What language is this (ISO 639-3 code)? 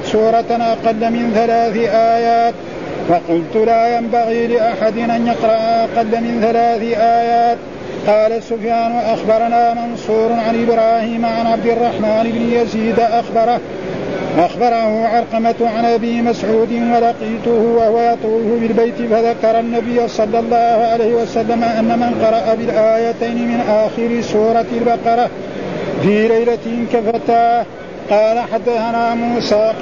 ara